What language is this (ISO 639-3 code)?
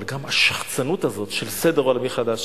heb